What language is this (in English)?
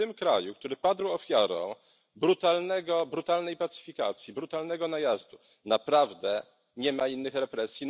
Polish